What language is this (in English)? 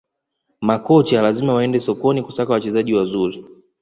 Swahili